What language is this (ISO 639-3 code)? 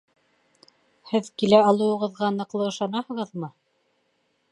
bak